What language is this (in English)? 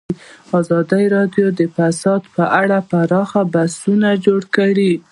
Pashto